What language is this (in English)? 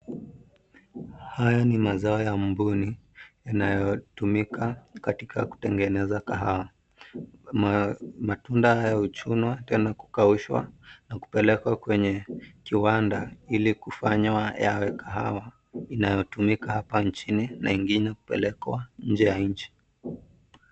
Swahili